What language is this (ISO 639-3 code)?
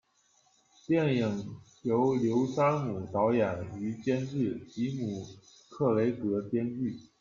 zho